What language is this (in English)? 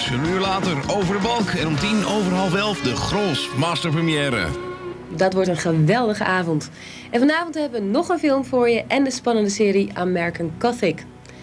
Dutch